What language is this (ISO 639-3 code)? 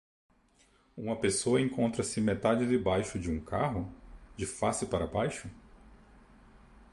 por